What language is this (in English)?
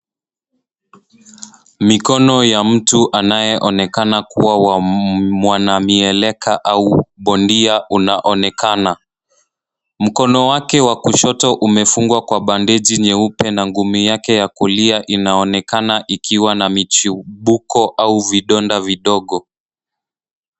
Swahili